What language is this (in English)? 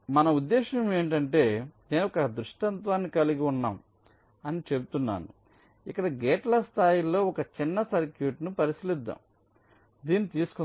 Telugu